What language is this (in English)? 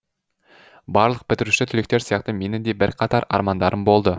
Kazakh